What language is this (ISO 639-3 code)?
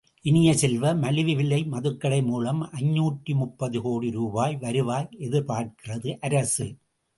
tam